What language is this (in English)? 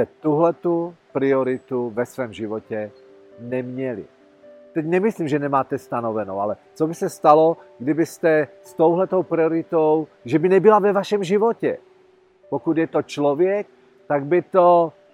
Czech